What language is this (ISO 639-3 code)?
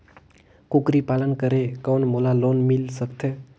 hne